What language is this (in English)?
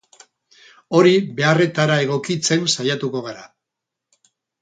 Basque